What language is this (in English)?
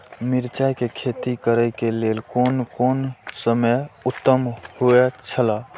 Maithili